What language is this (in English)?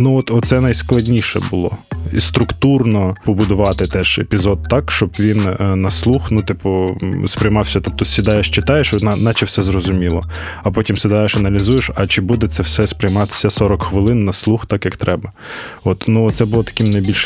Ukrainian